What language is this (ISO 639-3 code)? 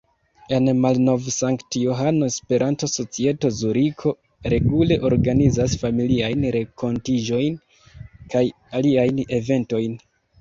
epo